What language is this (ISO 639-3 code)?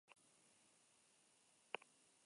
eus